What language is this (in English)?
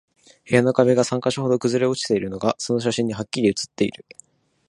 Japanese